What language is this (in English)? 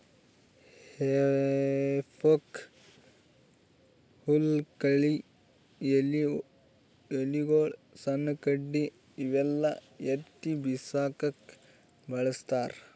Kannada